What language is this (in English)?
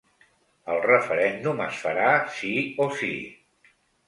Catalan